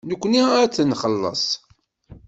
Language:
Kabyle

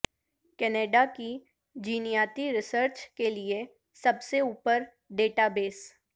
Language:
Urdu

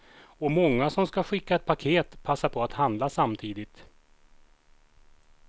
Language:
Swedish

